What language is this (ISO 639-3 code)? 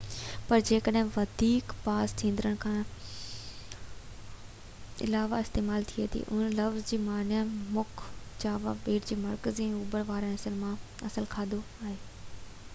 snd